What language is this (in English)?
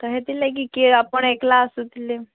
Odia